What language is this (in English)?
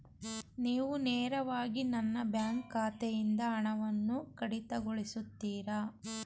Kannada